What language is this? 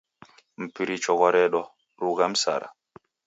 Taita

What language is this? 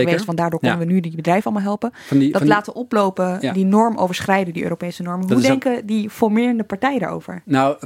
Dutch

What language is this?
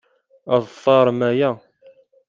Kabyle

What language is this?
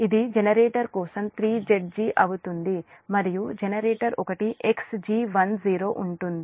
Telugu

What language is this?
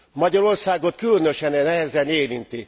Hungarian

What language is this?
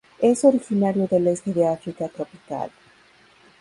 Spanish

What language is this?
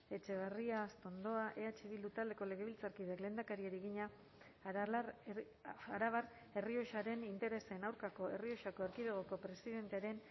Basque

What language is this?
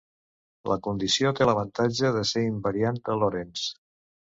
Catalan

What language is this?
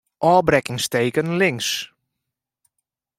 Western Frisian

